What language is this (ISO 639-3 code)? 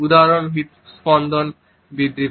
ben